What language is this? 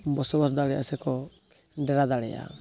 Santali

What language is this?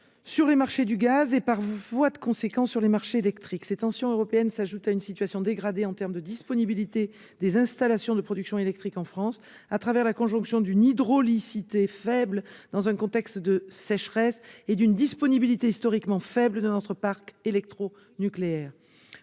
French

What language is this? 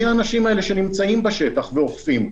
Hebrew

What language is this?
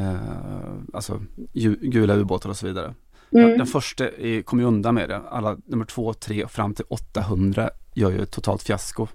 Swedish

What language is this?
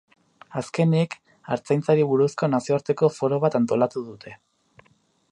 Basque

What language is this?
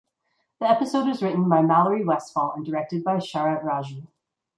English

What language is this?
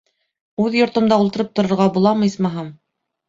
Bashkir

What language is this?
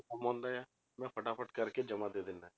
Punjabi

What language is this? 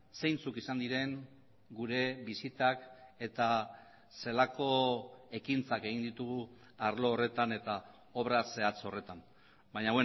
Basque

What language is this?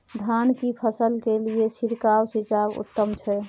Maithili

